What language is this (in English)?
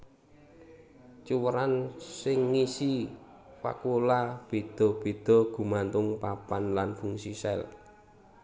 Javanese